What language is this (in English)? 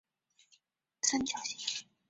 Chinese